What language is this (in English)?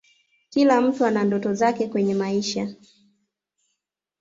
Swahili